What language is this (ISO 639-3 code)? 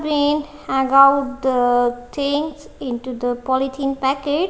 eng